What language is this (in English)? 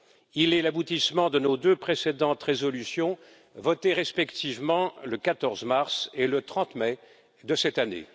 French